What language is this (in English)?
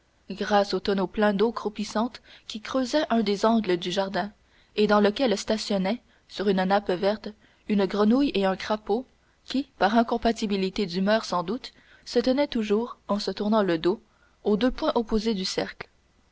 French